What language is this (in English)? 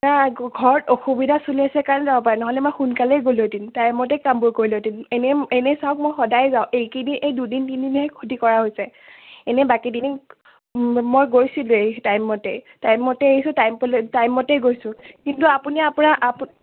Assamese